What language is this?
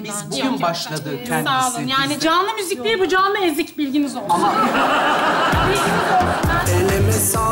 Turkish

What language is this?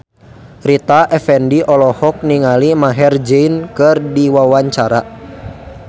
Sundanese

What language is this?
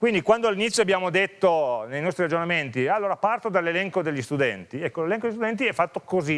Italian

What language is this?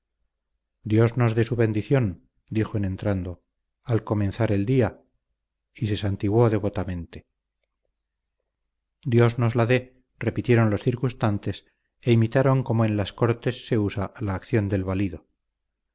Spanish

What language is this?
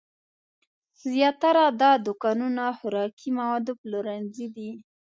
Pashto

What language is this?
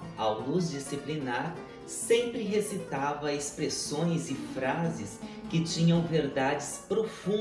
Portuguese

